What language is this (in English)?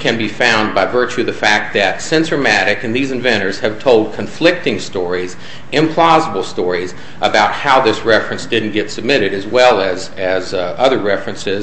English